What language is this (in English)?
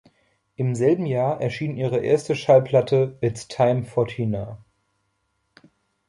German